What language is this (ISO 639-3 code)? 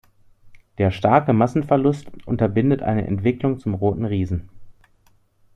deu